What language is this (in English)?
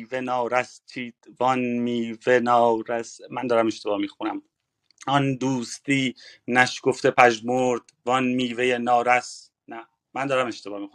Persian